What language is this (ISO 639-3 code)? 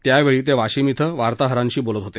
mar